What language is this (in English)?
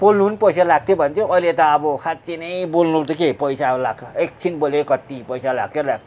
Nepali